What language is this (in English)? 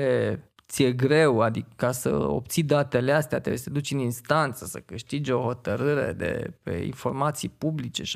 Romanian